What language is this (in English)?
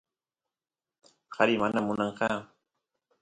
Santiago del Estero Quichua